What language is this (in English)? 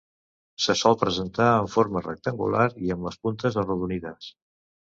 Catalan